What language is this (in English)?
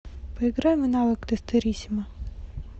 Russian